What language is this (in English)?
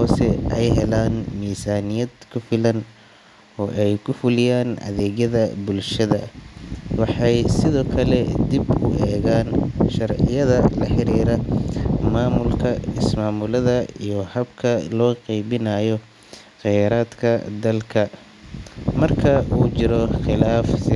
Somali